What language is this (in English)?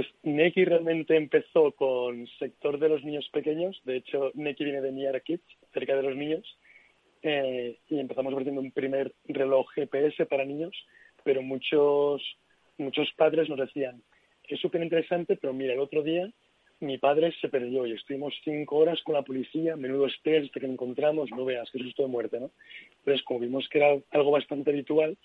Spanish